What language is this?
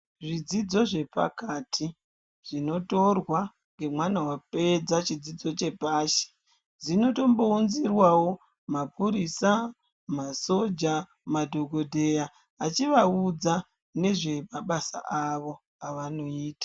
Ndau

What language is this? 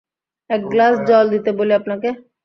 Bangla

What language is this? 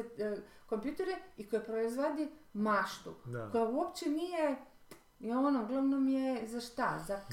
Croatian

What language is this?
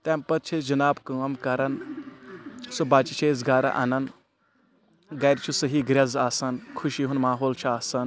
Kashmiri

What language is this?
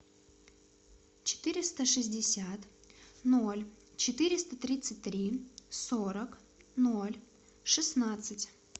Russian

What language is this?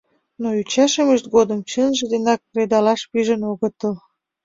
Mari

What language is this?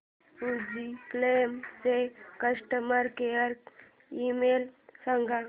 Marathi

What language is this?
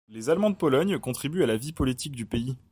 French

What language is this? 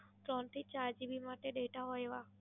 Gujarati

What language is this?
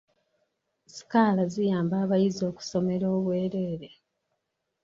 Ganda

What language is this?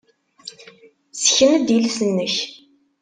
Kabyle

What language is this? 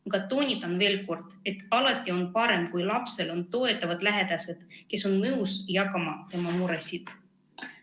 Estonian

